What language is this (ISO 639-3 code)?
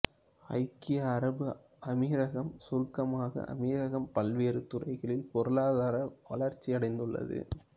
tam